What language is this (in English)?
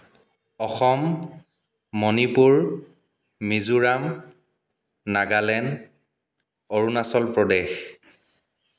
Assamese